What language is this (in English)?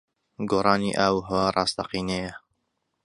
Central Kurdish